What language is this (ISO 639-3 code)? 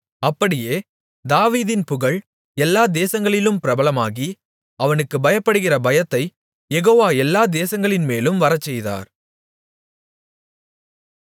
tam